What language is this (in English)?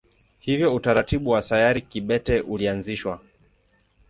Swahili